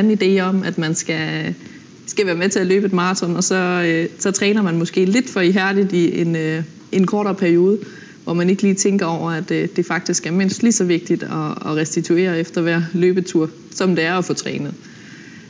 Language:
Danish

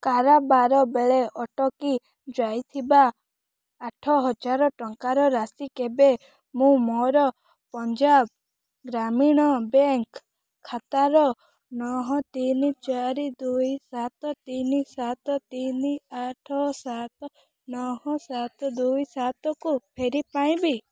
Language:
Odia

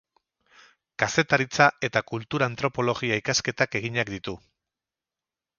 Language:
Basque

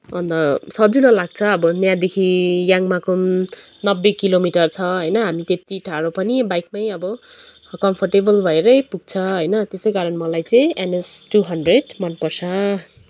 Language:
Nepali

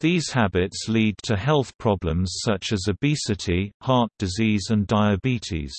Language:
English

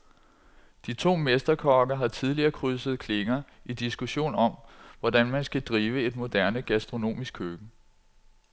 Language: Danish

